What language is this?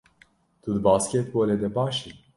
Kurdish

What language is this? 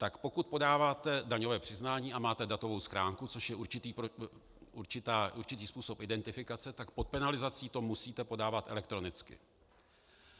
Czech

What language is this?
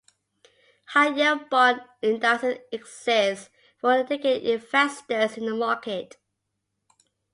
English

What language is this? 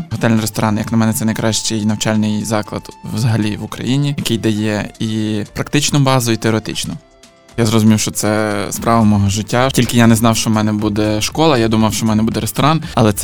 Ukrainian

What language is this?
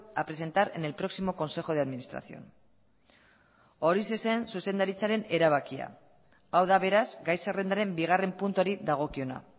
Basque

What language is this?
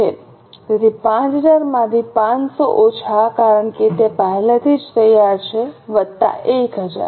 Gujarati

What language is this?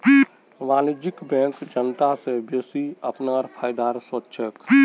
Magahi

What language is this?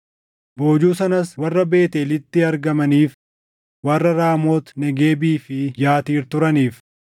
Oromo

